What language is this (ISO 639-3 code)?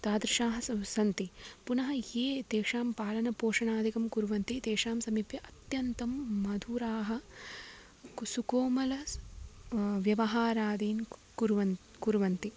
san